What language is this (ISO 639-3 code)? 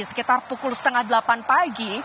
ind